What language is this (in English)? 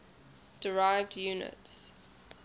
English